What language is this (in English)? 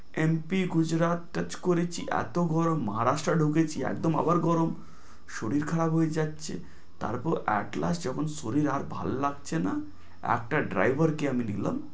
Bangla